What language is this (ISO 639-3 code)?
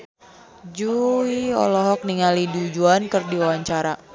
sun